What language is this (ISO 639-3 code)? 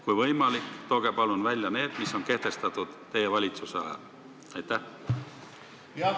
est